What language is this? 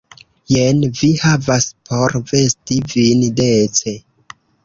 Esperanto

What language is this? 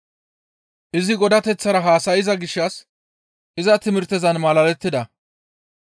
Gamo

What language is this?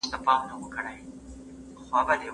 Pashto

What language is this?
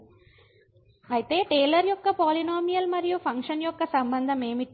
Telugu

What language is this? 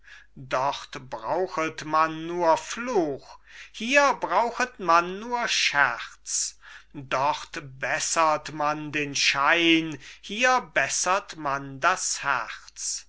German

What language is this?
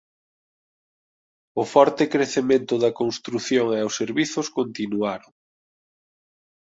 Galician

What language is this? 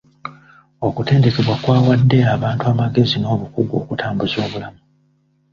Ganda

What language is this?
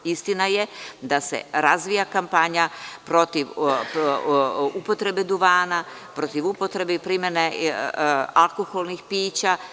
Serbian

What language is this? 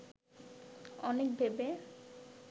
Bangla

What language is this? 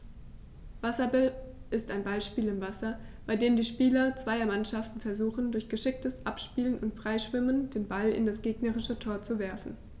German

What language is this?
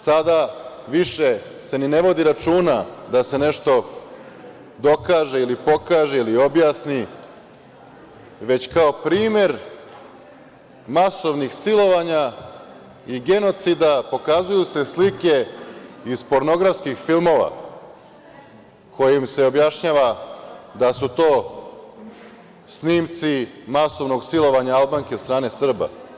Serbian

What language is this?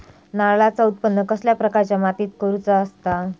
Marathi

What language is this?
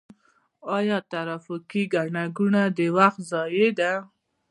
Pashto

